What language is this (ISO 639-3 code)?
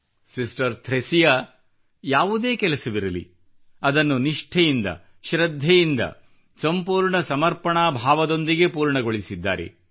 kan